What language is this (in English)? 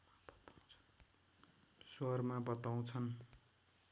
Nepali